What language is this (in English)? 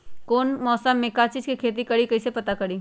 Magahi